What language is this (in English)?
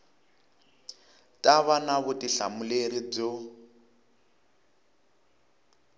Tsonga